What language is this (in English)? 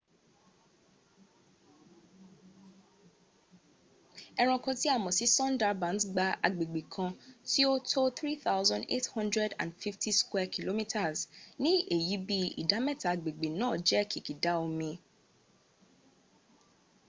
Yoruba